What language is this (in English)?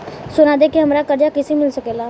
Bhojpuri